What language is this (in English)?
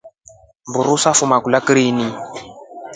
Rombo